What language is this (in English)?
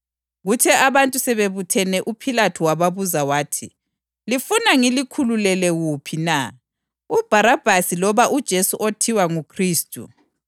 North Ndebele